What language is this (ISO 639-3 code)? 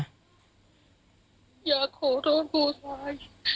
tha